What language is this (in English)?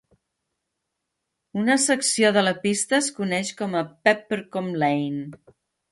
Catalan